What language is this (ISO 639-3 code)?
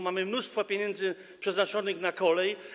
pol